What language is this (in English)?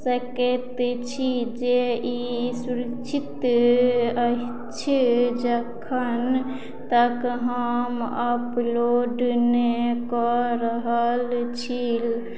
Maithili